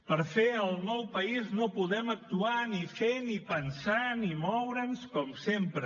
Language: Catalan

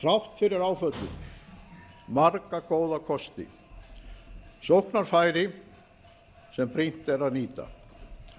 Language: Icelandic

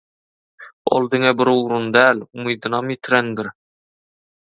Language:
Turkmen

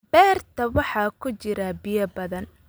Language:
Somali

